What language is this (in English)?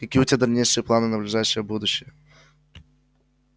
Russian